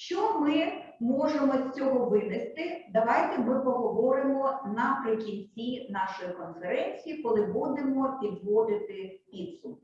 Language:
Ukrainian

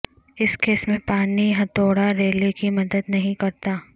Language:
Urdu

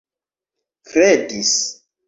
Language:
Esperanto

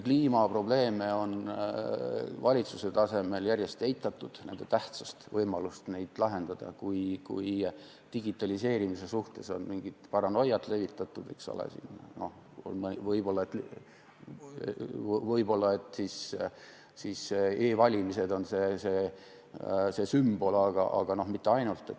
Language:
Estonian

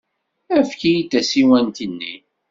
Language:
Kabyle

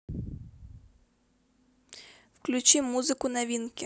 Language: Russian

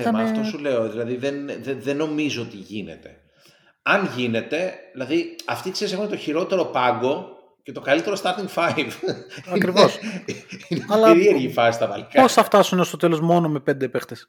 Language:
Greek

